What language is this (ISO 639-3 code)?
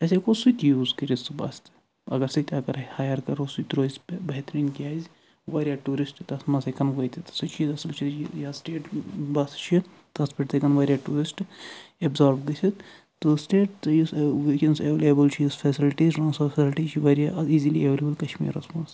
kas